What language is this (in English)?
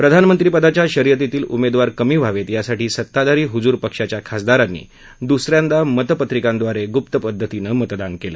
Marathi